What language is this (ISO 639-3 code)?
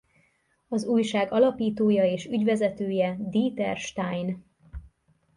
hun